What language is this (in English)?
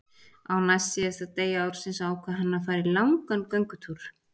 Icelandic